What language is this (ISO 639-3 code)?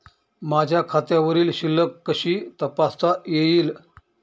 mar